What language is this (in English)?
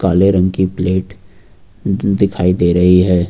Hindi